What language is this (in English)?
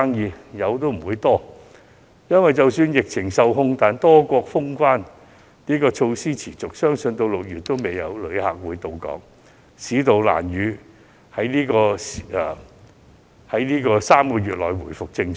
Cantonese